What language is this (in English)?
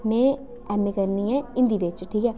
Dogri